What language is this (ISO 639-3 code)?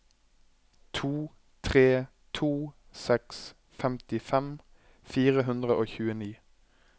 nor